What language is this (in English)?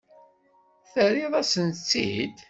Kabyle